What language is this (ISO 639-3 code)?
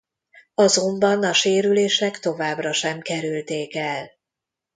hun